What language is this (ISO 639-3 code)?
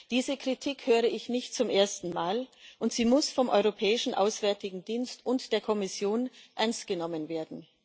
deu